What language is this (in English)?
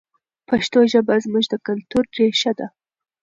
Pashto